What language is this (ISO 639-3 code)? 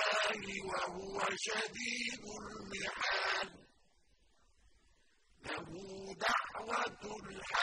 ara